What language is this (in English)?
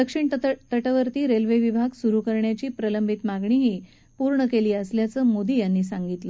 Marathi